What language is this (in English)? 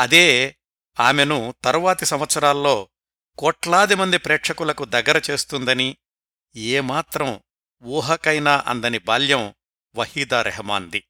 Telugu